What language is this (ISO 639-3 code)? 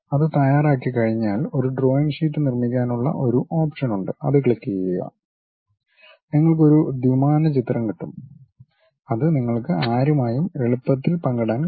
mal